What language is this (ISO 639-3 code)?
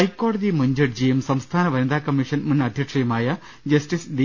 mal